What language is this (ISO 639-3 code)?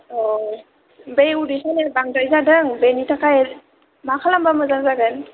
brx